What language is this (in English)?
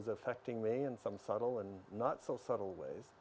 Indonesian